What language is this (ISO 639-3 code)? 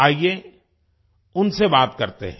hin